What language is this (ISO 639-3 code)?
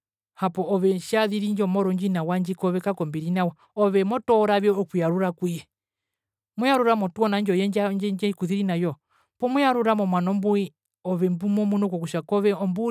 her